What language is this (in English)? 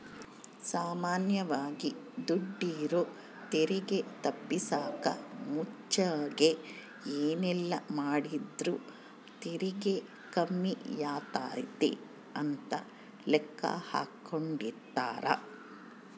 Kannada